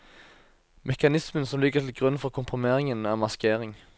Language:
Norwegian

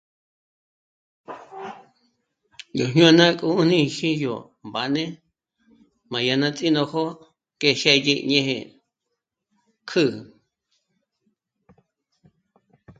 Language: Michoacán Mazahua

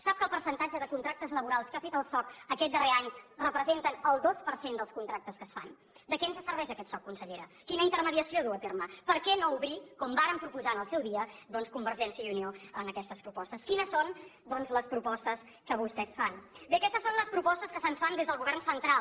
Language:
Catalan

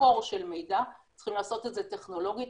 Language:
Hebrew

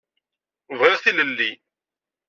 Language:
Kabyle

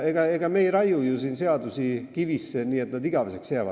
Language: Estonian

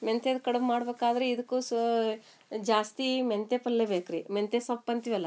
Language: Kannada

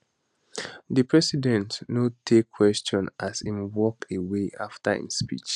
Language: Nigerian Pidgin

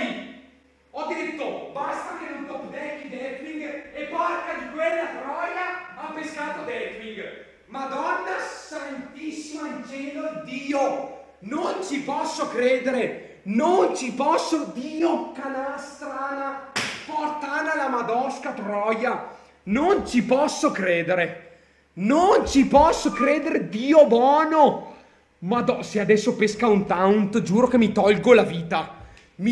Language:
Italian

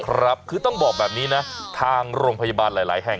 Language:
Thai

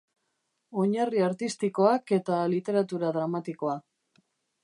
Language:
Basque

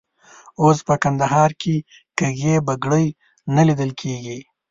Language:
Pashto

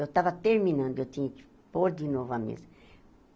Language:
Portuguese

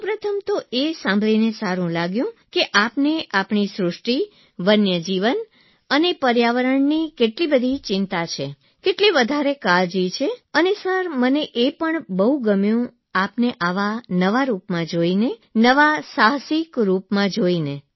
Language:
Gujarati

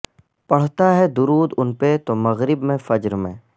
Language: Urdu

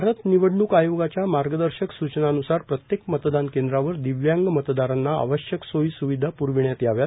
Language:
Marathi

